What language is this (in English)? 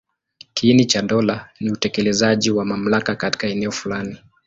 Swahili